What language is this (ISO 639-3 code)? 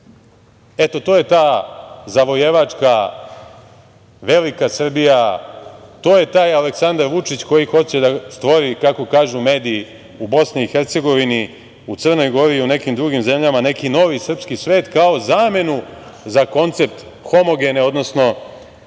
srp